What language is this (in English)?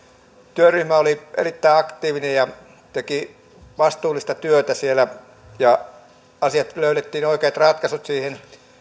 Finnish